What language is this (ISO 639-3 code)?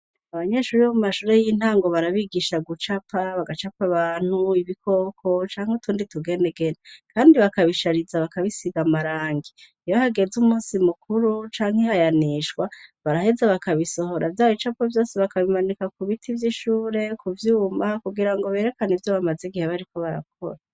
run